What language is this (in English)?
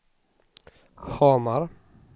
Swedish